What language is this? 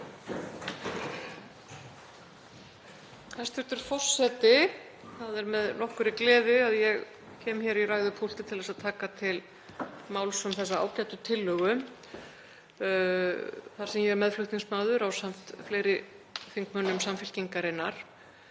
Icelandic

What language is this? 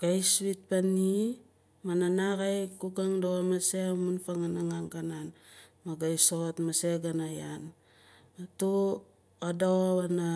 Nalik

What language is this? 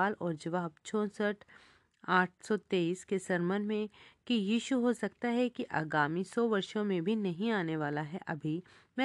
Hindi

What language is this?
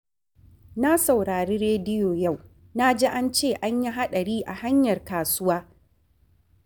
Hausa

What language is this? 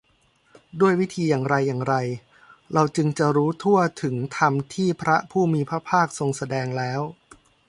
Thai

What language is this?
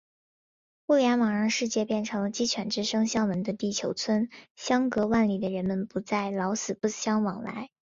Chinese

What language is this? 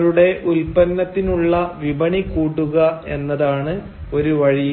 Malayalam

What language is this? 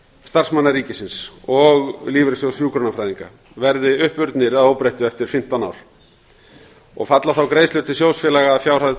Icelandic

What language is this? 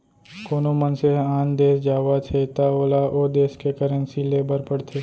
Chhattisgarhi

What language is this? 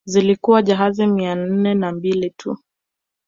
Swahili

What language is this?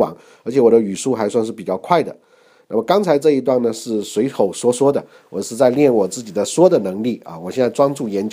Chinese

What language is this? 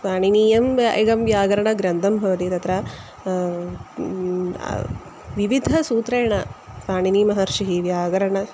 Sanskrit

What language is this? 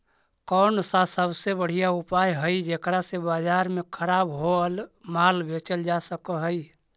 Magahi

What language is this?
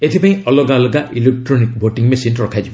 Odia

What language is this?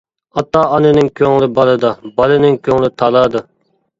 Uyghur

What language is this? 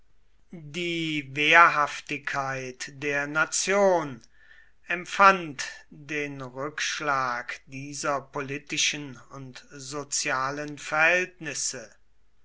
German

